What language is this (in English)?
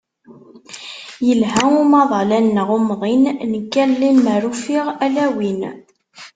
Kabyle